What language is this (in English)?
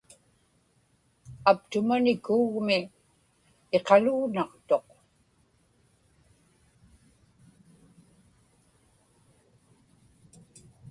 Inupiaq